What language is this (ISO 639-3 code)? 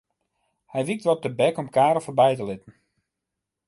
fry